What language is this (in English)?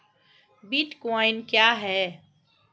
Hindi